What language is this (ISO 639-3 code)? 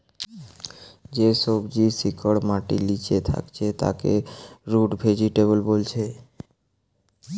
ben